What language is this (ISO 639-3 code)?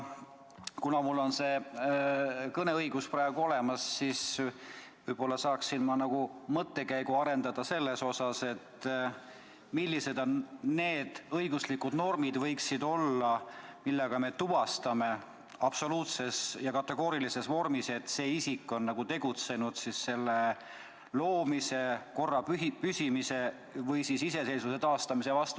est